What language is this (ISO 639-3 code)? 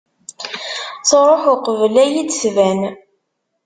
kab